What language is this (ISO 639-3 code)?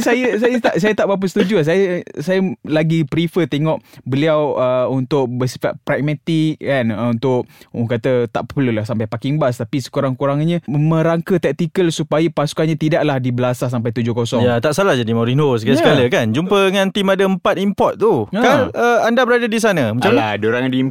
msa